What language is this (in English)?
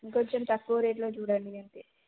Telugu